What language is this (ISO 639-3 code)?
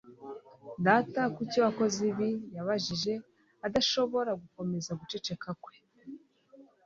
kin